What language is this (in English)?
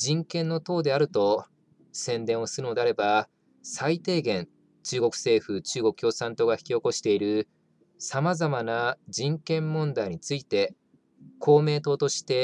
Japanese